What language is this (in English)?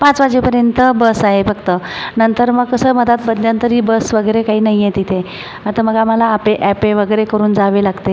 Marathi